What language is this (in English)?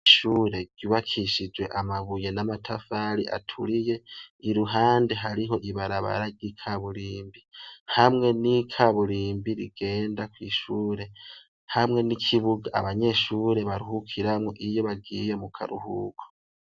Rundi